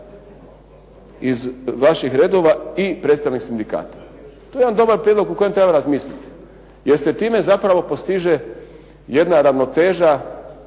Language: Croatian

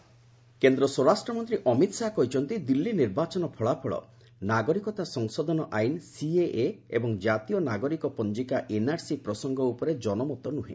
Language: Odia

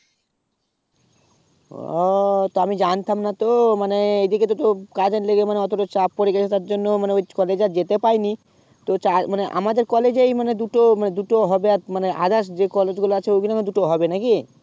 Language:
Bangla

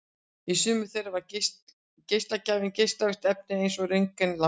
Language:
Icelandic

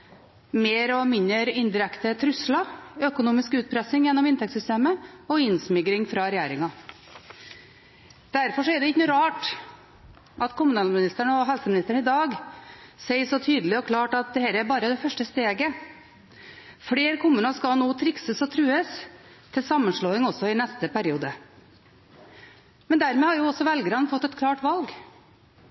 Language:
Norwegian Bokmål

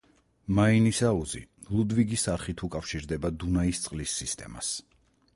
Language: Georgian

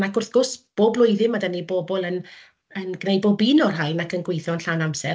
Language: Welsh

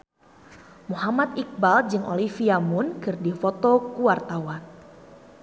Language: Sundanese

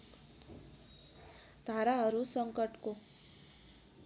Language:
Nepali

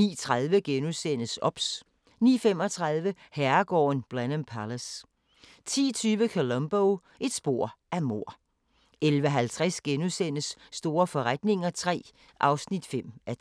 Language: Danish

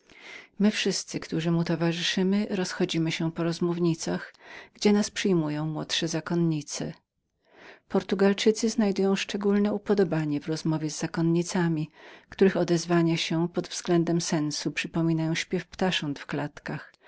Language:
Polish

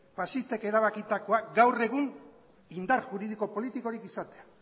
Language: Basque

